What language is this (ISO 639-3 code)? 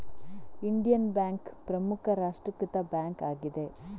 kan